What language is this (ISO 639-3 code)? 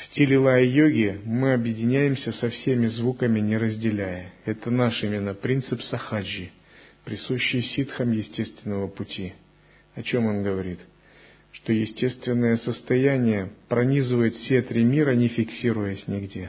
rus